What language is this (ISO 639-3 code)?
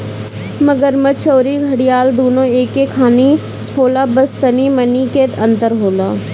bho